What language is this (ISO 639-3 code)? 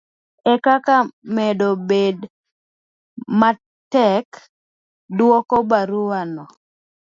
luo